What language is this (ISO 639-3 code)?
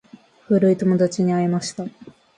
jpn